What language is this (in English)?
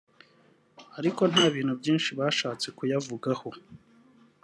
Kinyarwanda